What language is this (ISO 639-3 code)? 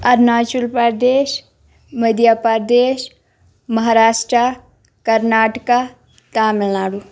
kas